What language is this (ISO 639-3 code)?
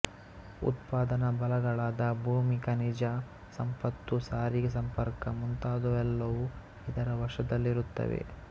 kan